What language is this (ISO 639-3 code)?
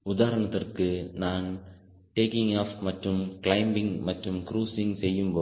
tam